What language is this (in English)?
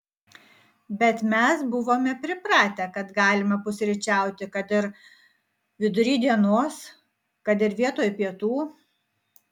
Lithuanian